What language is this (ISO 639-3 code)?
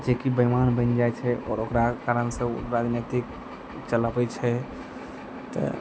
mai